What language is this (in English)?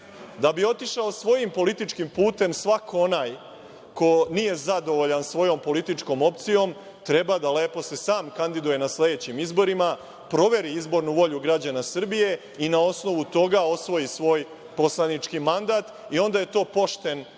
Serbian